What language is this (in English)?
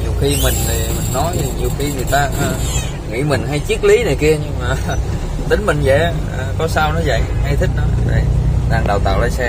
Vietnamese